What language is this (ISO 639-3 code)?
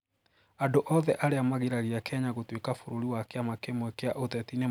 kik